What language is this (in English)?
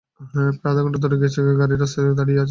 Bangla